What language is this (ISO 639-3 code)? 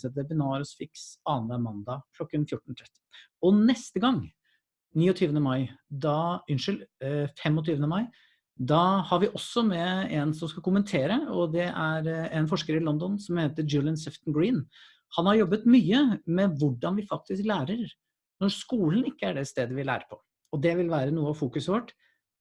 nor